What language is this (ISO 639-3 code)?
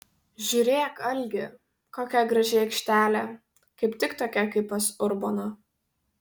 lit